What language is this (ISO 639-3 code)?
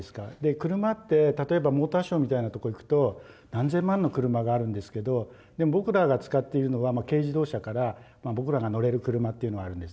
jpn